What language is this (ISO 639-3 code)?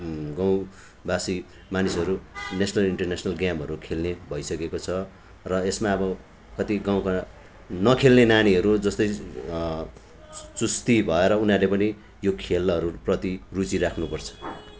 nep